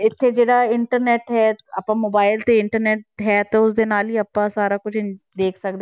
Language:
Punjabi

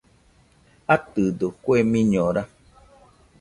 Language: Nüpode Huitoto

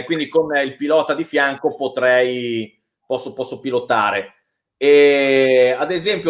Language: Italian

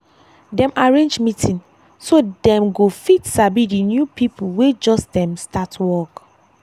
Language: Nigerian Pidgin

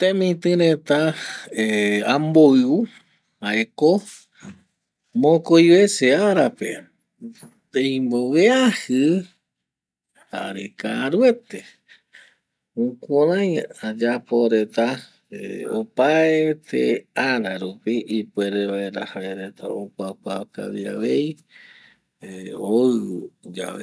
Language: Eastern Bolivian Guaraní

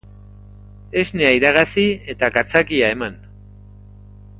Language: Basque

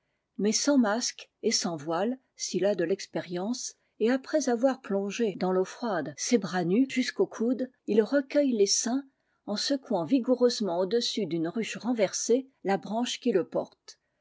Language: French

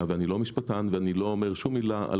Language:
Hebrew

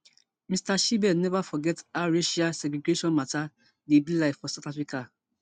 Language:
Nigerian Pidgin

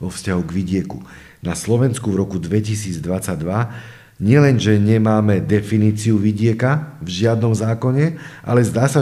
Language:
Slovak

